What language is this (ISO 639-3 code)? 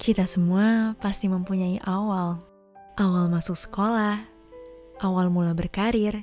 ind